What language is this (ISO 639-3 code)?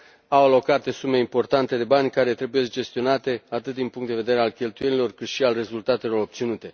ron